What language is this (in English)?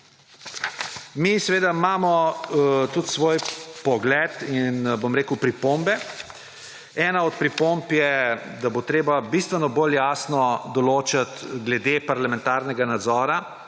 Slovenian